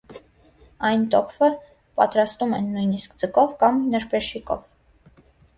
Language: Armenian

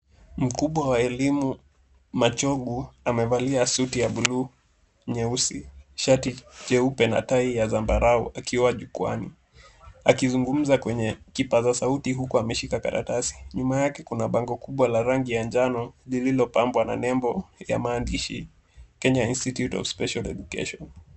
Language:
Swahili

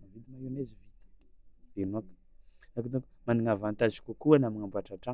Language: Tsimihety Malagasy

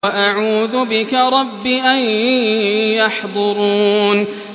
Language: Arabic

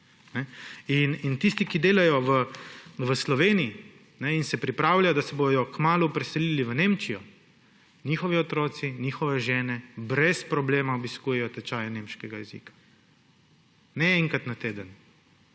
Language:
Slovenian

